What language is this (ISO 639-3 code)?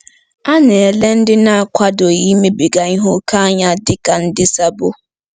ibo